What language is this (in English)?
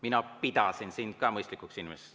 Estonian